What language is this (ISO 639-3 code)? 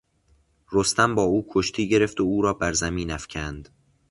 fas